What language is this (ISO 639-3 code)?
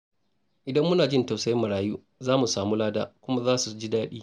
hau